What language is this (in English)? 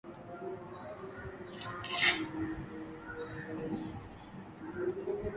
Swahili